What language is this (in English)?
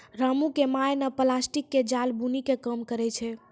Maithili